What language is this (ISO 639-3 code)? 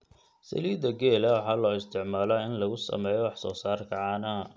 som